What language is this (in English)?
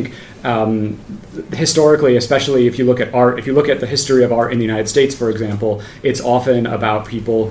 Italian